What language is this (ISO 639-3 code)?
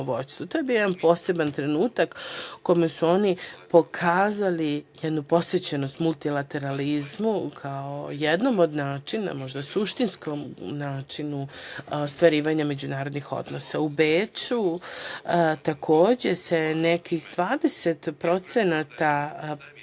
srp